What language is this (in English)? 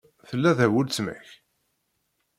Kabyle